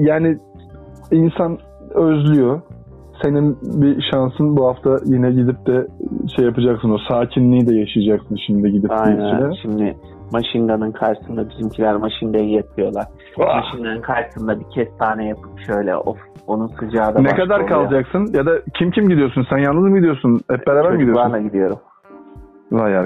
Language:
Turkish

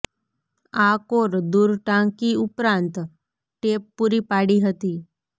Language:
Gujarati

